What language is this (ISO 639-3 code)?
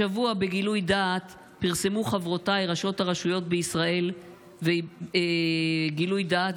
heb